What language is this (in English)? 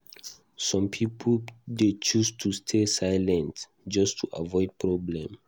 Nigerian Pidgin